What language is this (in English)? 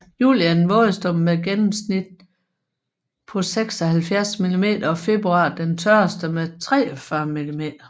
Danish